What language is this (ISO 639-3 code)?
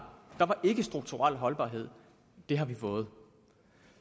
dan